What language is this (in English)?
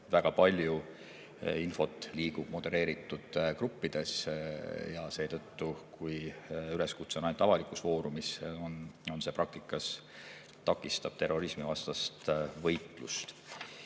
Estonian